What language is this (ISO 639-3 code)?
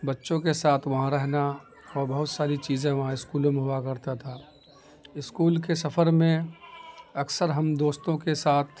urd